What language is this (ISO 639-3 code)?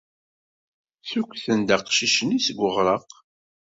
kab